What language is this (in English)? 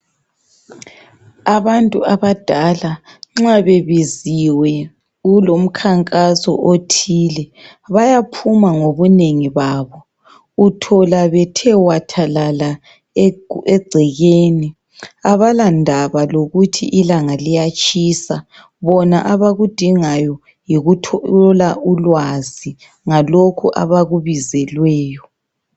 North Ndebele